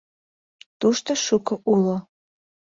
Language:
Mari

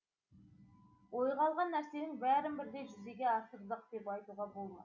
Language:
Kazakh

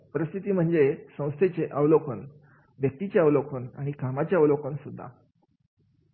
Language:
Marathi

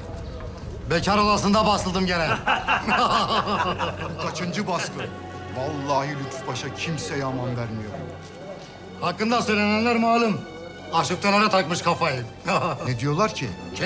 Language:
Turkish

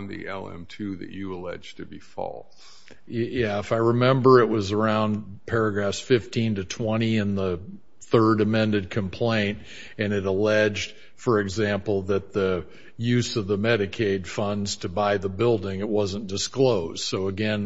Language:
English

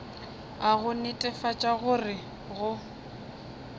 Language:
Northern Sotho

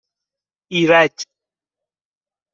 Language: Persian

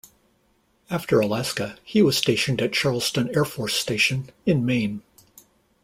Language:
English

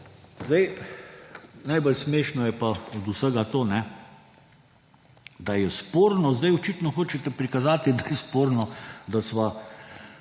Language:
Slovenian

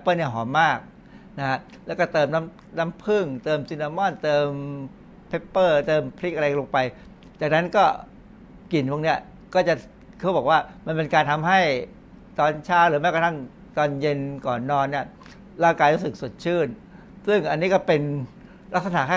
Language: Thai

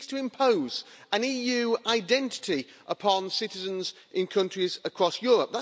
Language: English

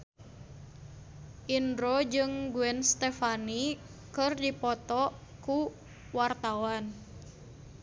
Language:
Sundanese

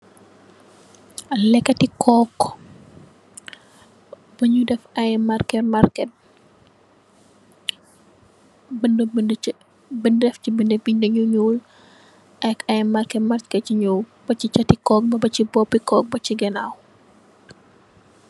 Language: Wolof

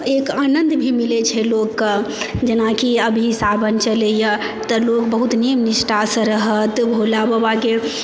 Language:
Maithili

